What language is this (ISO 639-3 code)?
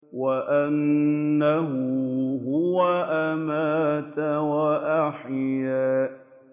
ara